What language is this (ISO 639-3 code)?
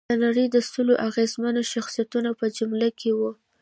pus